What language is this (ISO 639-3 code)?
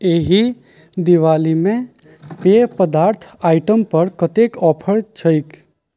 mai